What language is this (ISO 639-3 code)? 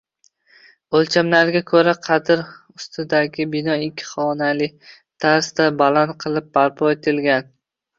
uzb